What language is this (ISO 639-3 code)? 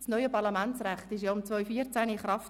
gsw